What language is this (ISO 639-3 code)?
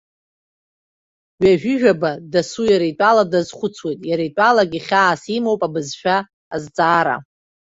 abk